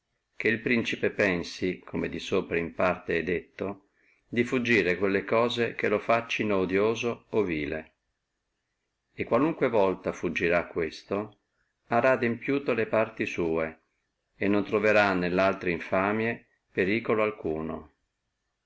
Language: Italian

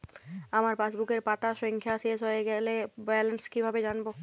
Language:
Bangla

